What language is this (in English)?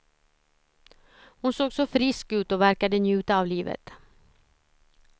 Swedish